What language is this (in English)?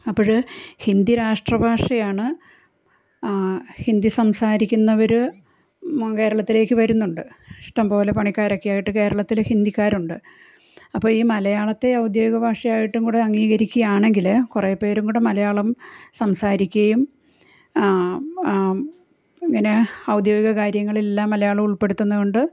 Malayalam